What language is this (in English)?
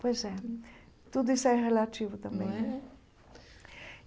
Portuguese